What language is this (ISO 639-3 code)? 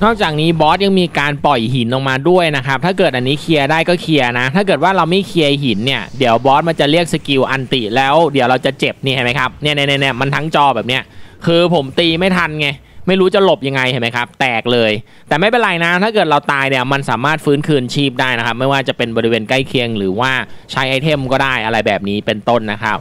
tha